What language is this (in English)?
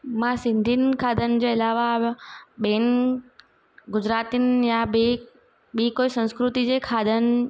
Sindhi